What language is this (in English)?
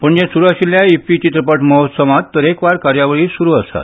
Konkani